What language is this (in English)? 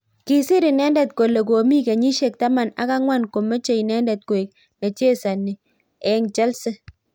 Kalenjin